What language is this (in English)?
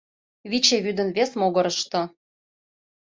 Mari